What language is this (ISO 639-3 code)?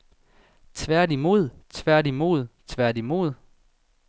dan